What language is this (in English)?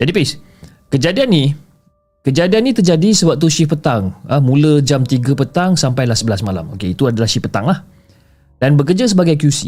Malay